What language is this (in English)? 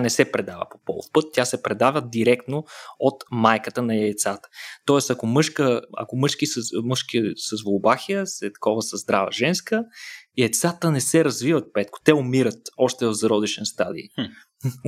Bulgarian